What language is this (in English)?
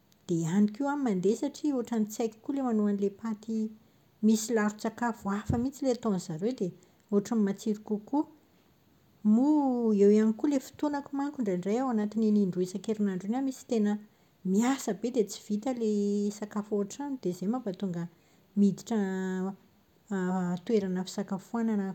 Malagasy